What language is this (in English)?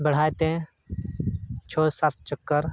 Santali